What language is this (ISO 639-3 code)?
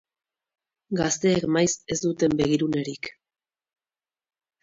eus